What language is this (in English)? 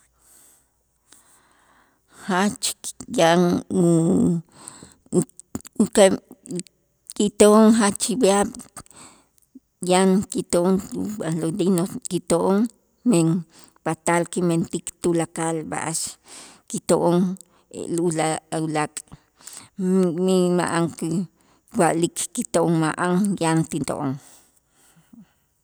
Itzá